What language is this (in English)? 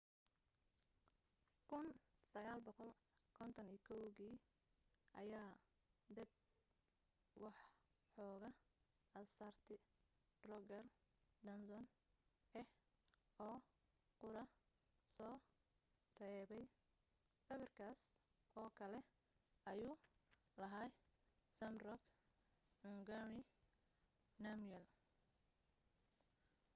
Somali